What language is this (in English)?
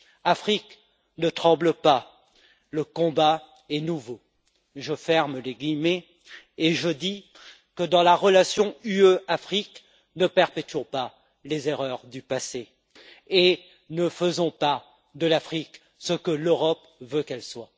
French